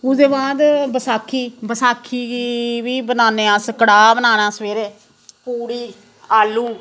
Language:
Dogri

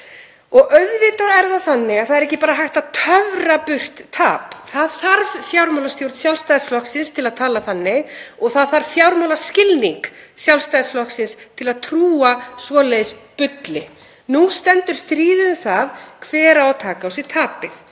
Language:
Icelandic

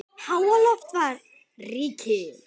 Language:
Icelandic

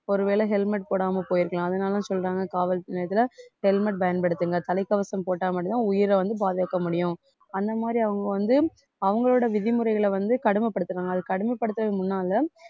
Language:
Tamil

